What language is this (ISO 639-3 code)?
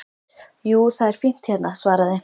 isl